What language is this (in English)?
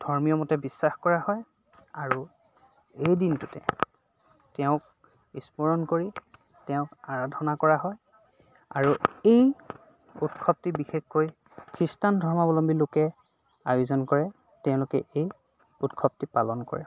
Assamese